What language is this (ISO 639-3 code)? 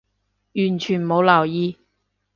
yue